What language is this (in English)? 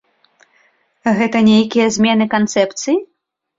Belarusian